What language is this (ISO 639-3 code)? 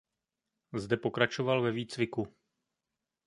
ces